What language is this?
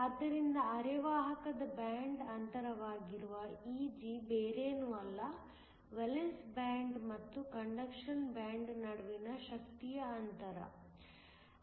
Kannada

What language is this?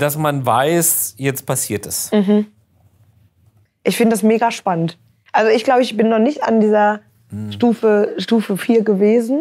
German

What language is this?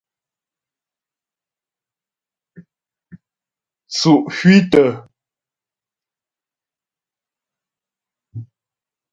Ghomala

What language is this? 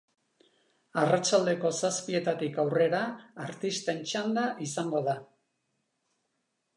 Basque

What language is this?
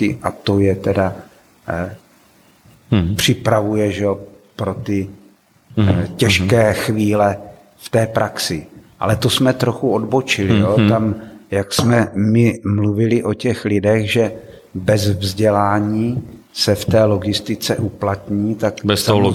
Czech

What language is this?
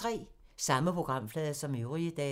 Danish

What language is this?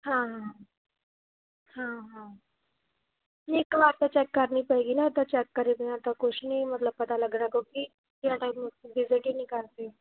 Punjabi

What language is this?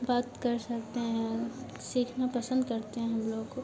Hindi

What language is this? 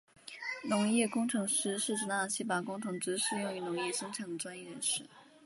Chinese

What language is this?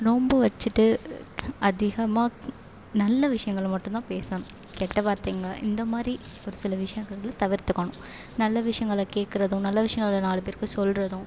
Tamil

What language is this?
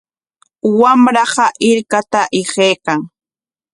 Corongo Ancash Quechua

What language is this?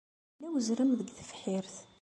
Kabyle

